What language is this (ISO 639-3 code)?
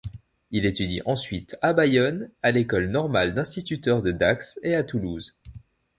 fra